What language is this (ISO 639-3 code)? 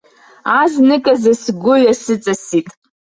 abk